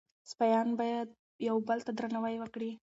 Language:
Pashto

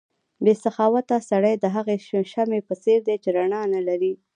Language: Pashto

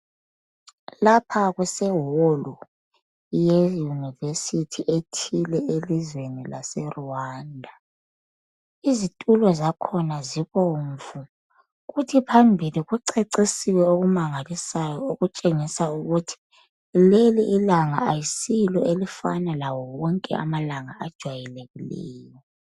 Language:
North Ndebele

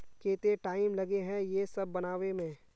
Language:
Magahi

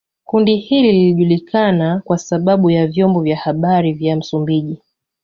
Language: Swahili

